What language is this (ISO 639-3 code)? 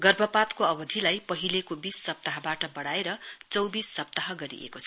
nep